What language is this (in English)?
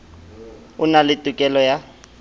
Southern Sotho